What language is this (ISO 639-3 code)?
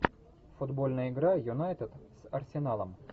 rus